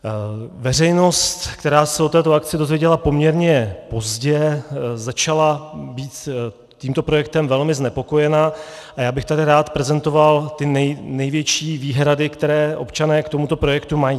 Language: Czech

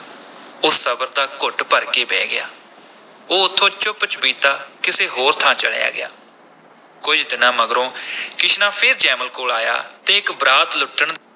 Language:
Punjabi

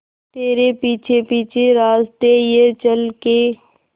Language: Hindi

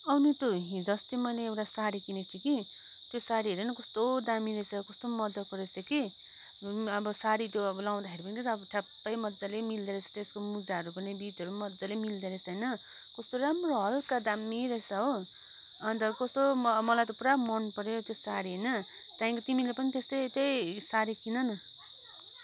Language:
Nepali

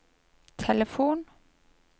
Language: Norwegian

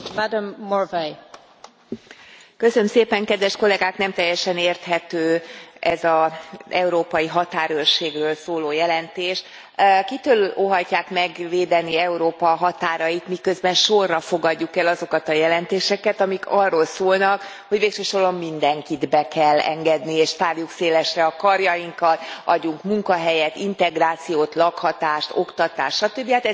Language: Hungarian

